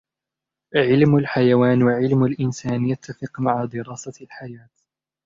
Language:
Arabic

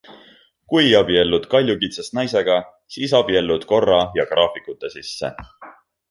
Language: Estonian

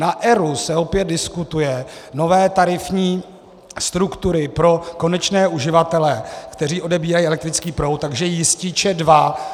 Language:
Czech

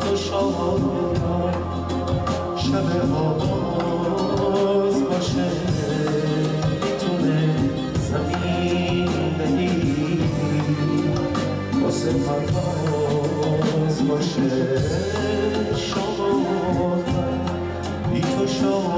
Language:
Dutch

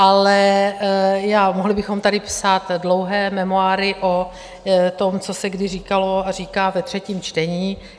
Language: Czech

